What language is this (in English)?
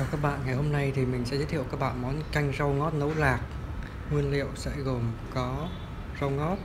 Vietnamese